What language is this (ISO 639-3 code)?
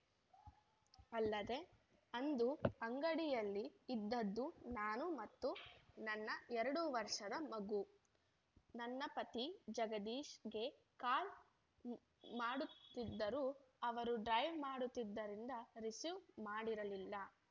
kan